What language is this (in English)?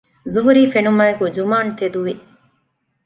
Divehi